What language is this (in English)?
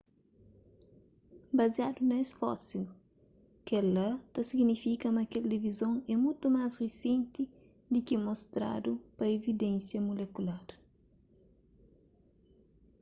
Kabuverdianu